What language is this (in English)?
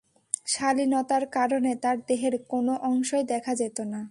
Bangla